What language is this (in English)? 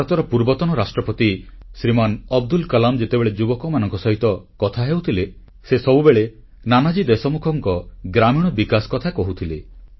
Odia